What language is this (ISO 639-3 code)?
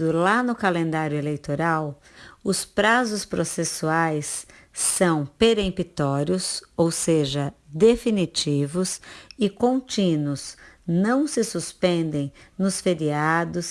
por